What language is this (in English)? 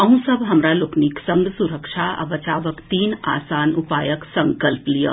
Maithili